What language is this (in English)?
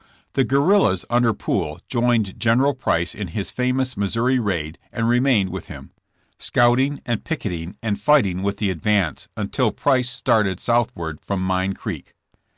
English